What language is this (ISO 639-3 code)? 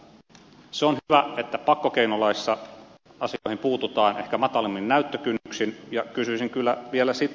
fin